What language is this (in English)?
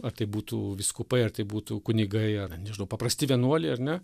Lithuanian